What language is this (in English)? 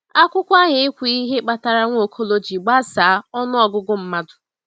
Igbo